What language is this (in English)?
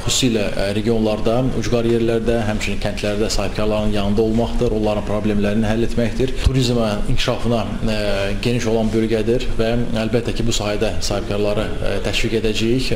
Turkish